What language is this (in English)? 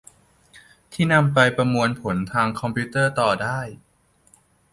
Thai